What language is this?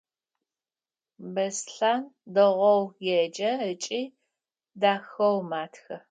Adyghe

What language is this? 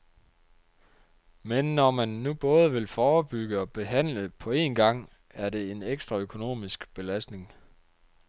Danish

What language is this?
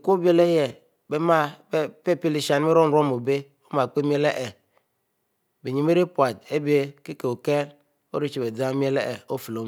Mbe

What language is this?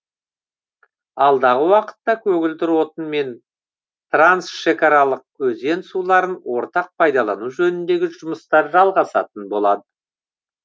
Kazakh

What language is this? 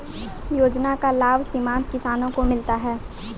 Maithili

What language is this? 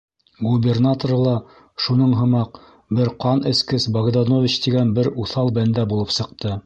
Bashkir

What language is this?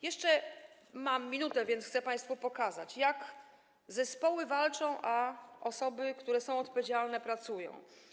Polish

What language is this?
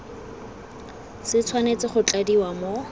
Tswana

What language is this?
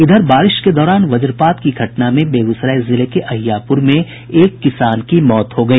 Hindi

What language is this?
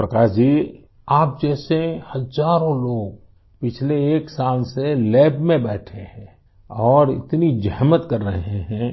Urdu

